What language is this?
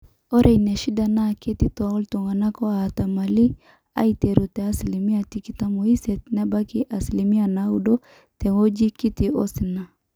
Masai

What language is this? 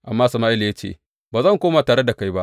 Hausa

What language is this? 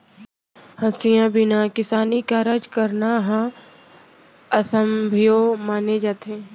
Chhattisgarhi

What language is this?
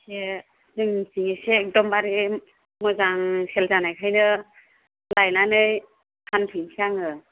Bodo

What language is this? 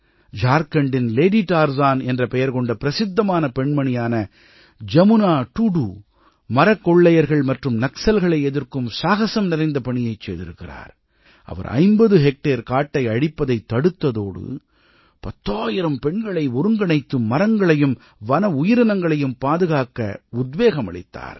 Tamil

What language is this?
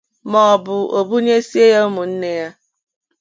Igbo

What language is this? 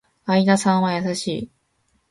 Japanese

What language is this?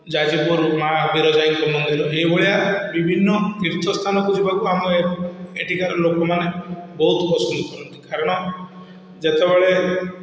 Odia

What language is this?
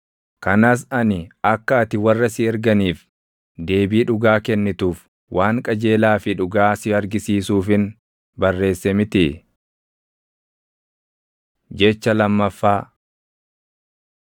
Oromo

